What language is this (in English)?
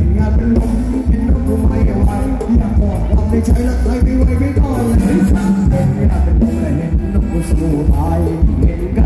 Thai